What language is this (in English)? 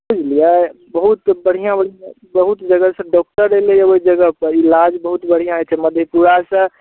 Maithili